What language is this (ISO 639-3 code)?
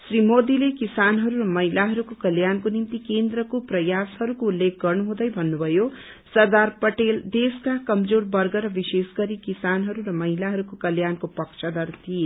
nep